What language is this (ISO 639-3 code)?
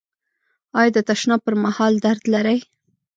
pus